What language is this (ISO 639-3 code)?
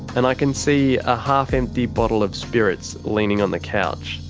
eng